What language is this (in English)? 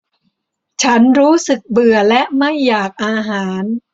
Thai